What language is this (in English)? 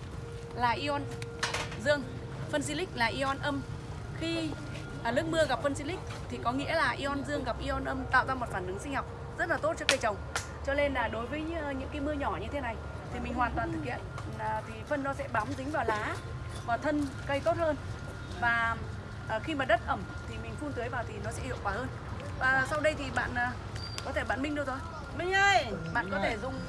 Vietnamese